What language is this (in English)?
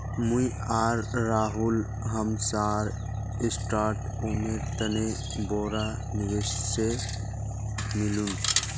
Magahi